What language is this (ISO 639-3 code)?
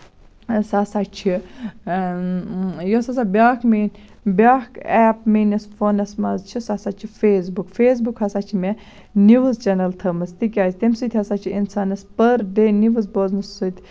kas